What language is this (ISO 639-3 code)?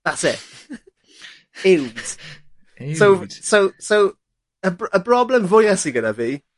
cym